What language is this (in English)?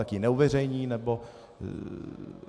Czech